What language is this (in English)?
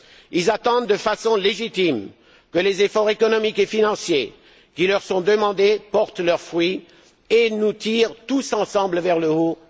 French